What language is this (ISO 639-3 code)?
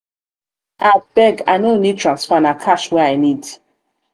pcm